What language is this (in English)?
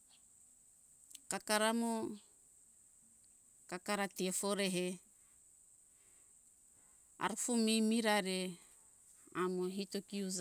Hunjara-Kaina Ke